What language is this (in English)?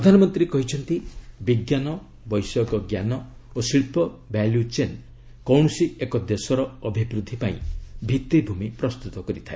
Odia